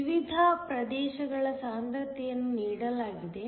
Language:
Kannada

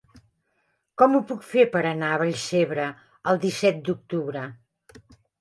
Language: Catalan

